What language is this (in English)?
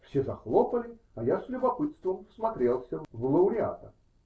Russian